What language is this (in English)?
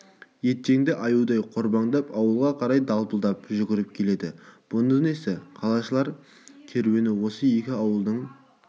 Kazakh